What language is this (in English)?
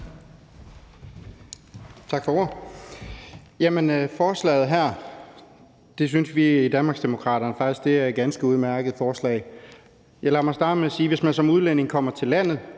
Danish